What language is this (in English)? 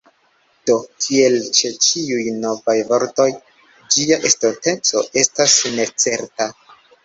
Esperanto